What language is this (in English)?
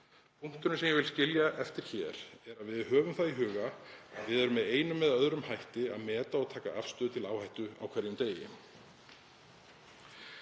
Icelandic